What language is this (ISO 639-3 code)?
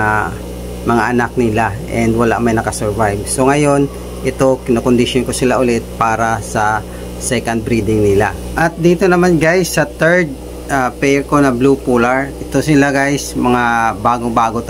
fil